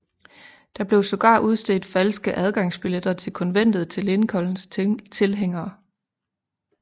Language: Danish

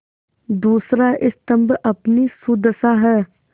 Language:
Hindi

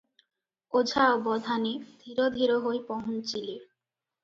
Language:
Odia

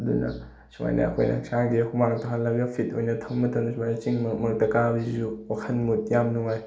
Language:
Manipuri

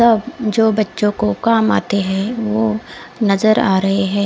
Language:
Hindi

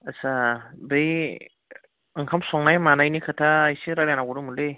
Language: Bodo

